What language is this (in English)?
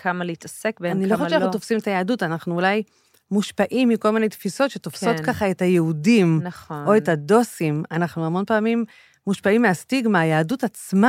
Hebrew